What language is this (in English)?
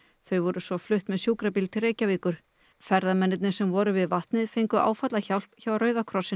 Icelandic